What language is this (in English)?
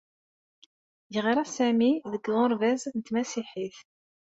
Kabyle